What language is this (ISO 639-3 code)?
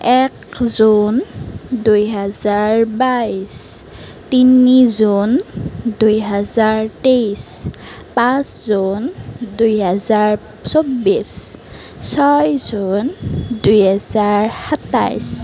asm